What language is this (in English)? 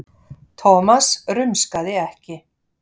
Icelandic